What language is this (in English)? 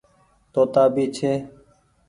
Goaria